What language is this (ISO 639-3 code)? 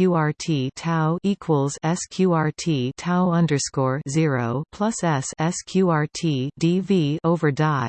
eng